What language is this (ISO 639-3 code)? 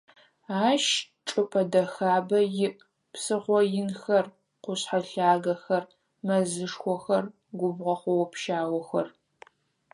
ady